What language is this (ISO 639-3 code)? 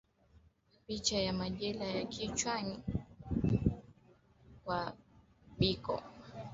swa